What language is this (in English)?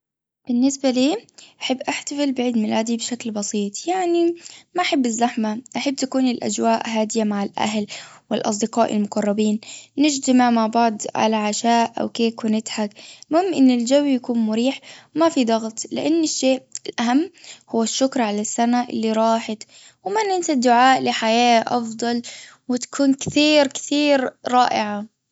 Gulf Arabic